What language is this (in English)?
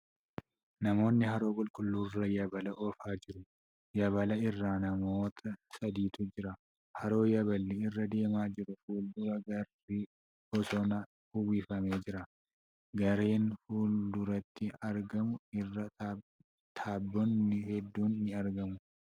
Oromo